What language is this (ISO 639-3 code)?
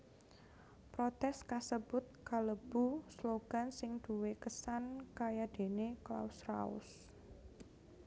jav